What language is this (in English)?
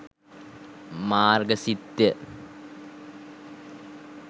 Sinhala